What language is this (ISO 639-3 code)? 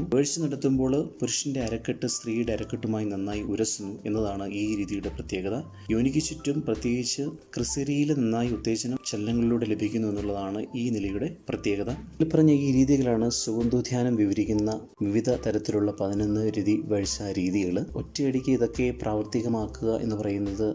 mal